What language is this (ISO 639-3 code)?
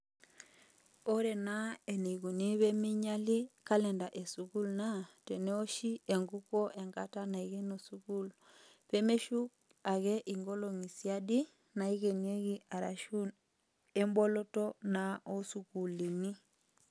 mas